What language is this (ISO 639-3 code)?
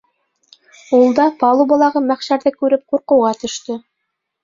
bak